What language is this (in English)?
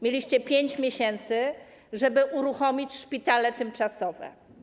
Polish